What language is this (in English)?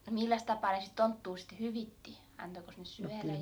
Finnish